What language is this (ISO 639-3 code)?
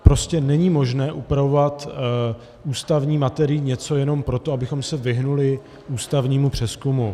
ces